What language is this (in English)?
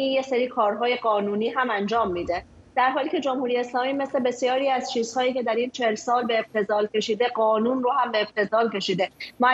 Persian